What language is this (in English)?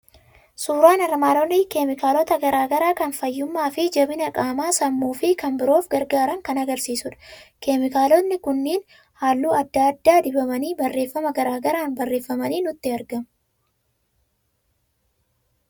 Oromo